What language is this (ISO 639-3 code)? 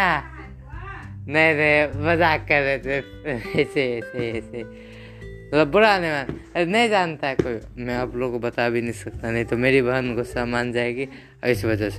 hin